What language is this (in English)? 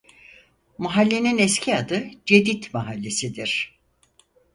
Turkish